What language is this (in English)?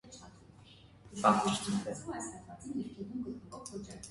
Armenian